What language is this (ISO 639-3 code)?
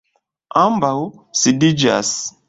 epo